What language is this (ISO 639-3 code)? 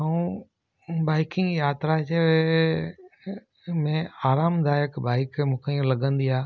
snd